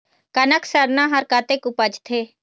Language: Chhattisgarhi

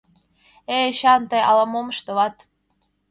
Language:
Mari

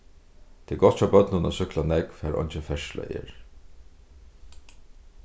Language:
Faroese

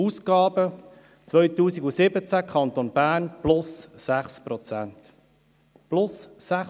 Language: Swiss German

